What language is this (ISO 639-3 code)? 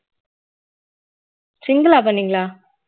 tam